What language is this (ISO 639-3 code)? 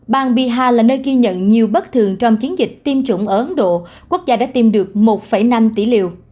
vie